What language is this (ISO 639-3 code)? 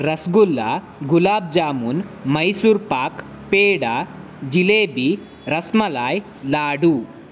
kan